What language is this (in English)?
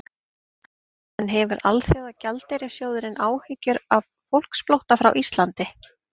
Icelandic